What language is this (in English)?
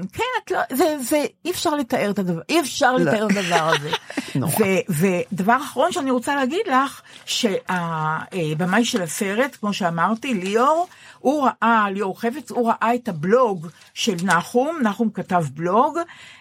Hebrew